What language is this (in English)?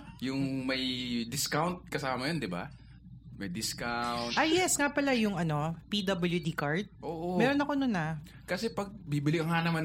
Filipino